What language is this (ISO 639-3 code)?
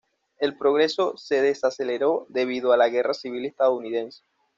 spa